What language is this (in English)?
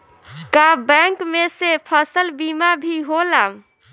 Bhojpuri